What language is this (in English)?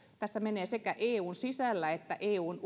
Finnish